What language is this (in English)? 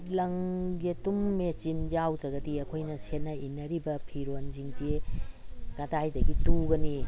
Manipuri